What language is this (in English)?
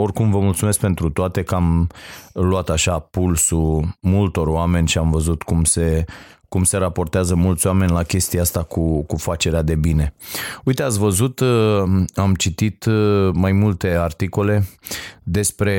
Romanian